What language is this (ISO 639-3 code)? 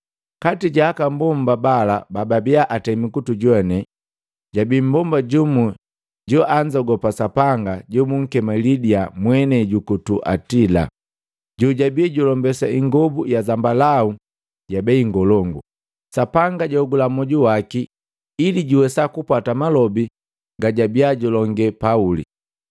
mgv